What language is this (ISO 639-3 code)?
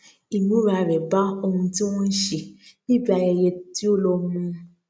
yor